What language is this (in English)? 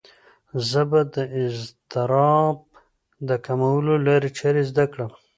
Pashto